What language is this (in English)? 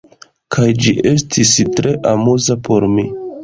Esperanto